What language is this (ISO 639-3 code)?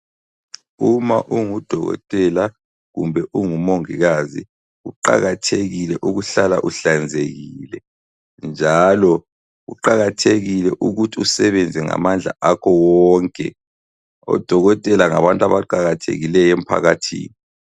nde